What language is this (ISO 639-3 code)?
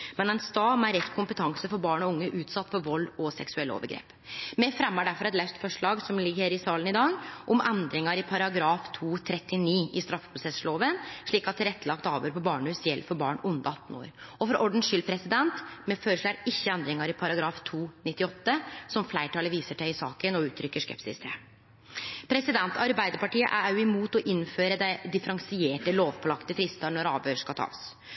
nno